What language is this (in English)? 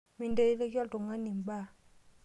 Masai